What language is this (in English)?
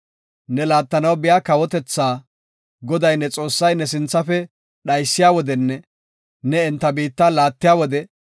Gofa